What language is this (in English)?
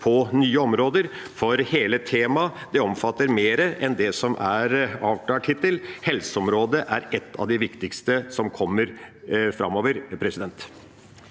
Norwegian